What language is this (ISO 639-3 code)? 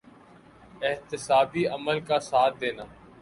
urd